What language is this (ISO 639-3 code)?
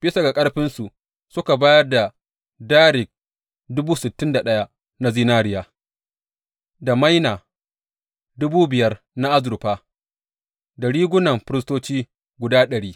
hau